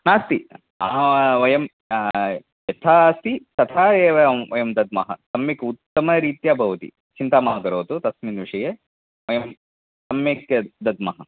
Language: Sanskrit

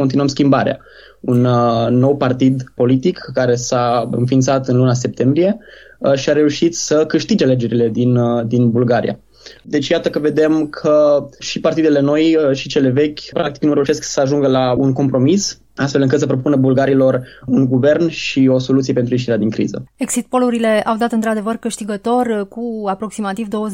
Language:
Romanian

